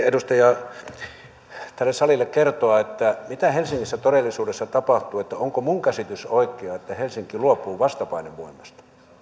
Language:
Finnish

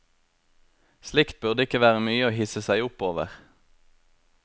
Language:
Norwegian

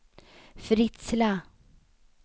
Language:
Swedish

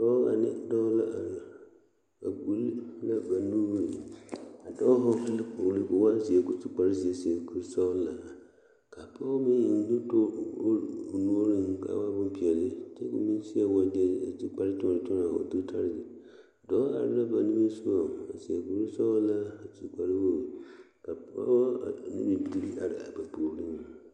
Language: Southern Dagaare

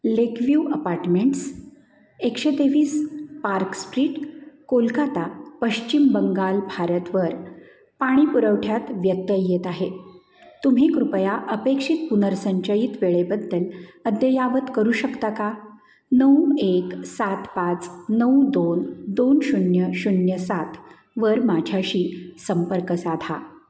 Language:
Marathi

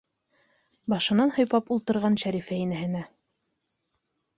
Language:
Bashkir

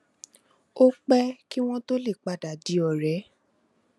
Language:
Yoruba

